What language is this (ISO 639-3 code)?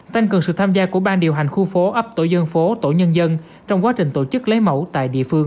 vie